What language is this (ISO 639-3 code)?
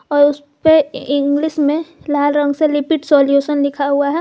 hin